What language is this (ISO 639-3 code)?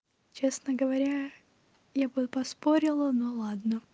rus